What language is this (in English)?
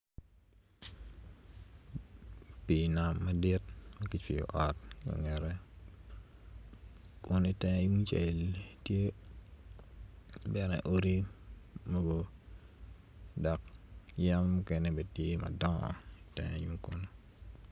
Acoli